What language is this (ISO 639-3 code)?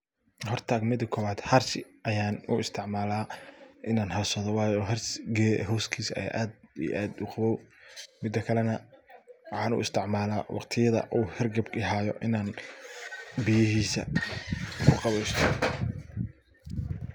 som